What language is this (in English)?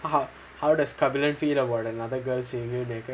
English